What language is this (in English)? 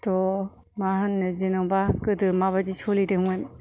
Bodo